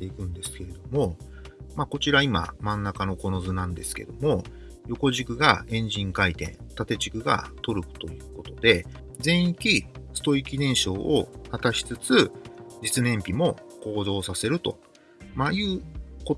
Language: Japanese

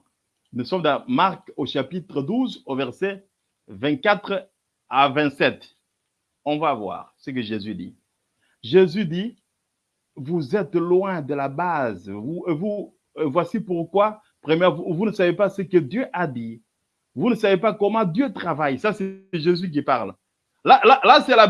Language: French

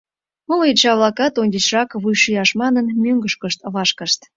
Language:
Mari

